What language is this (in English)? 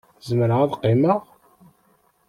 Kabyle